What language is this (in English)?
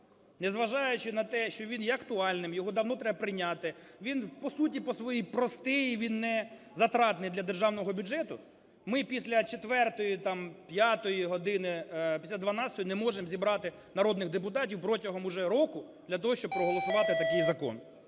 Ukrainian